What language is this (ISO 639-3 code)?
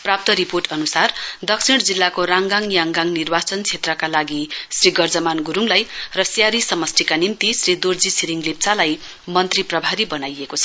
nep